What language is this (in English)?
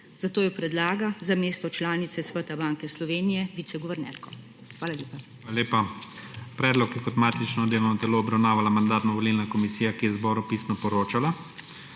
Slovenian